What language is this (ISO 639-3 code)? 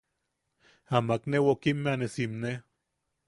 yaq